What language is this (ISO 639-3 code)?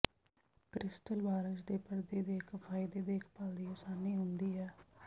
pan